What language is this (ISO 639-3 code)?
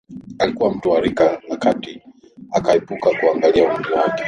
swa